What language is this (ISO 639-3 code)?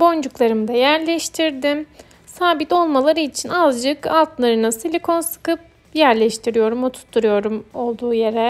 tur